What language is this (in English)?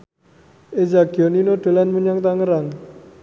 Javanese